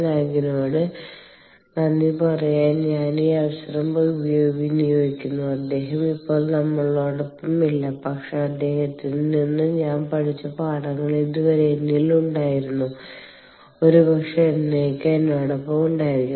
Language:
Malayalam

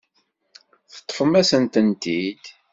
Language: Kabyle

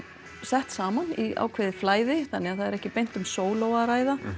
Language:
Icelandic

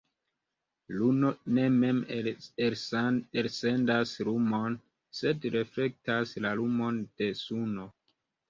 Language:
Esperanto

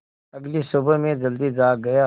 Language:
Hindi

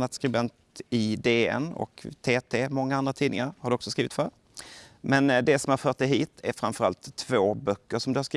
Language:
Swedish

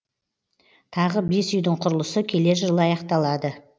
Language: Kazakh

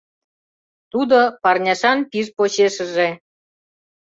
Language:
Mari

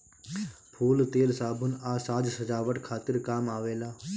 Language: Bhojpuri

